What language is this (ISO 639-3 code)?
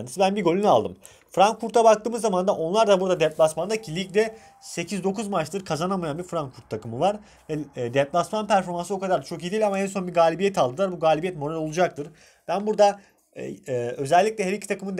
tur